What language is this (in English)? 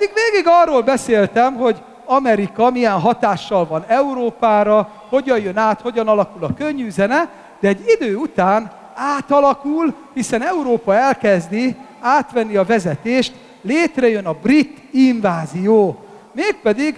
Hungarian